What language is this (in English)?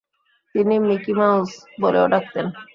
Bangla